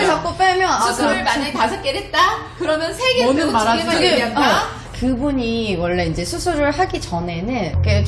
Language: Korean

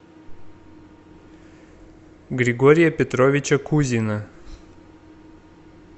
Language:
Russian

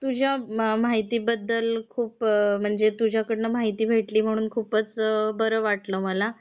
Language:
Marathi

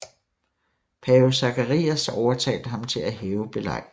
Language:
Danish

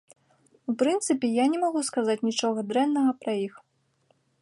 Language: Belarusian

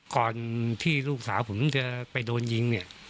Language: Thai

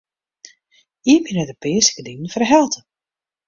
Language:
Western Frisian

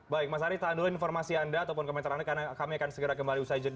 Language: Indonesian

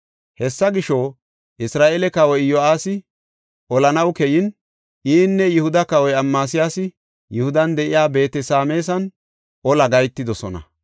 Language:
Gofa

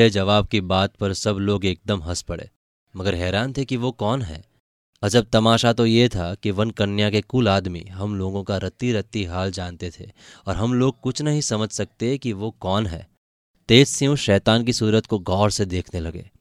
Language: Hindi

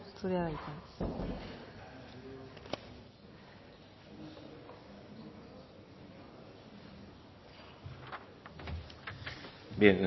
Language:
Basque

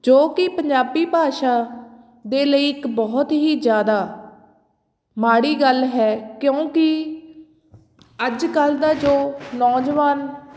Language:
Punjabi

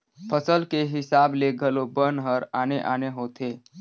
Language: Chhattisgarhi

